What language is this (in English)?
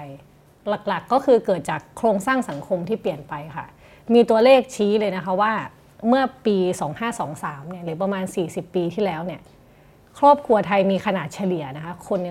Thai